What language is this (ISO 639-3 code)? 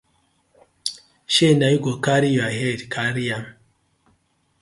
pcm